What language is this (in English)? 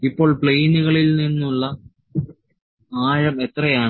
Malayalam